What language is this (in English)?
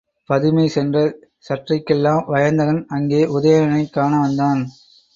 Tamil